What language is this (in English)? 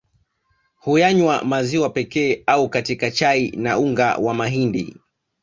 Swahili